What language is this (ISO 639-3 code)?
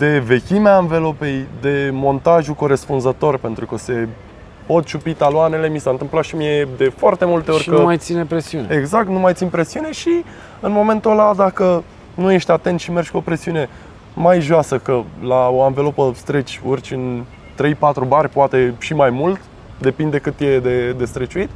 ron